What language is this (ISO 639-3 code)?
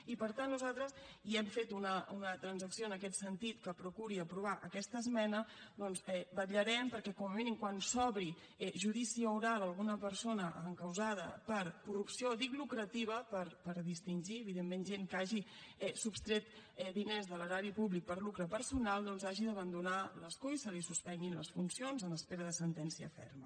cat